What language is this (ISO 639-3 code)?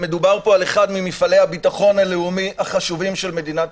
heb